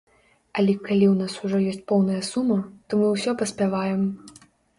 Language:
Belarusian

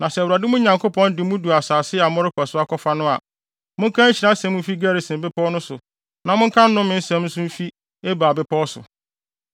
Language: Akan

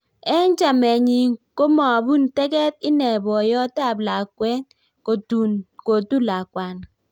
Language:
Kalenjin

